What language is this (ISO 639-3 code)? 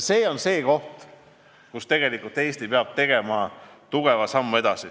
est